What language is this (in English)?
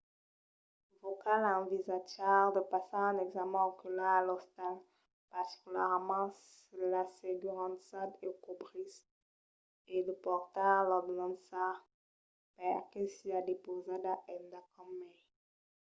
Occitan